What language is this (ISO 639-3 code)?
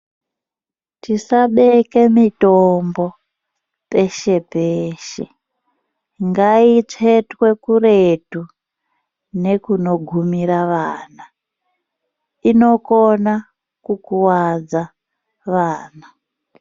ndc